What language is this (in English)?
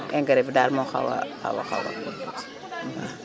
Wolof